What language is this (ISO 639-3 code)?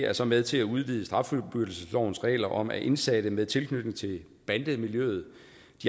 dan